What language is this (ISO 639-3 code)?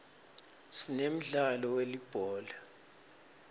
ssw